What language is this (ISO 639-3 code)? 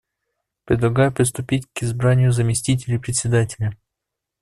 rus